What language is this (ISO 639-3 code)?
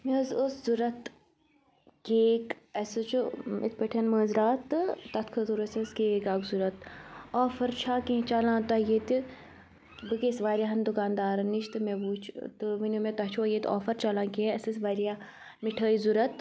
kas